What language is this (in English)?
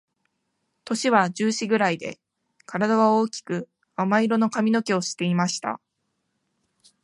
Japanese